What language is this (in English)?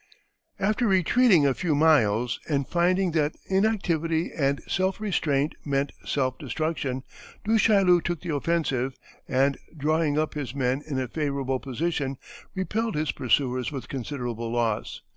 English